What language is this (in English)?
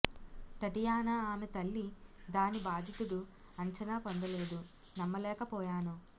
Telugu